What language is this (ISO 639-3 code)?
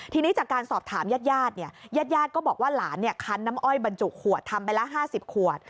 tha